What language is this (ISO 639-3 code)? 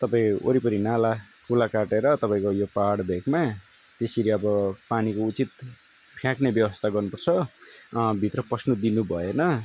nep